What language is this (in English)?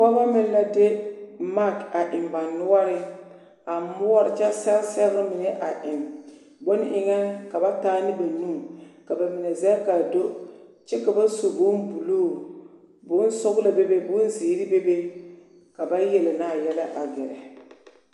Southern Dagaare